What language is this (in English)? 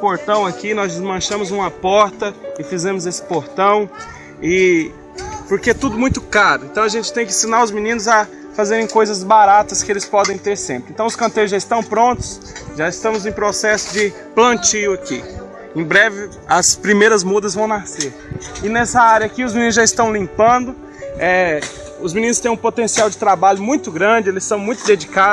Portuguese